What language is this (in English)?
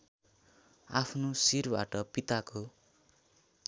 Nepali